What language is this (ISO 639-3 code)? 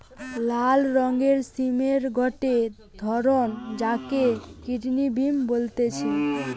ben